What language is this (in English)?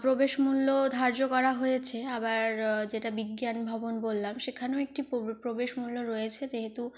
Bangla